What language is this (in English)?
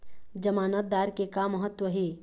Chhattisgarhi